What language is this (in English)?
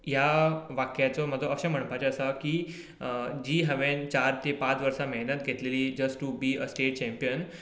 Konkani